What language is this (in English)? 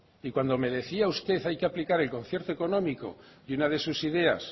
Spanish